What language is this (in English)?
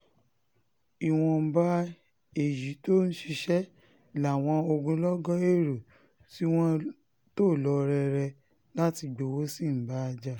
Yoruba